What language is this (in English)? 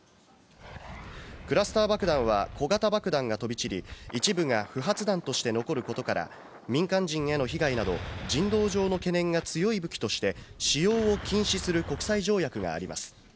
Japanese